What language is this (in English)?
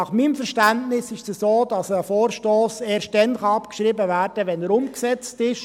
Swiss German